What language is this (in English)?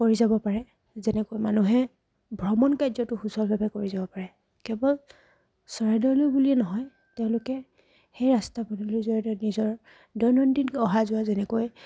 Assamese